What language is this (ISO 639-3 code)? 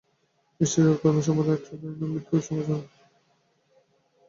ben